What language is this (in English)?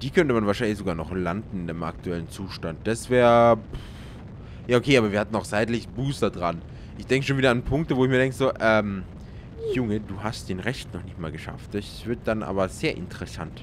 German